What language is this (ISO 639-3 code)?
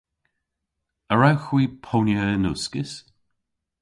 cor